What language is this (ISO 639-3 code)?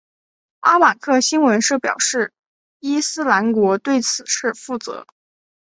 zho